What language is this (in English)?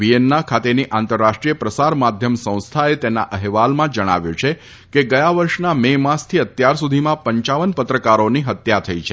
Gujarati